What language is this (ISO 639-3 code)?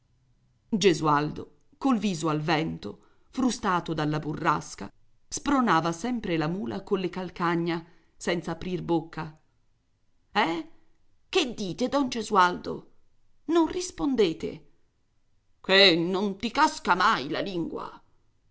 ita